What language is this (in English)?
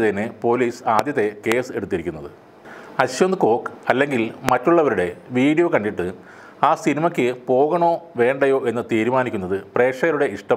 Thai